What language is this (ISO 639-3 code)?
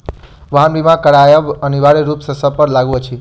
mai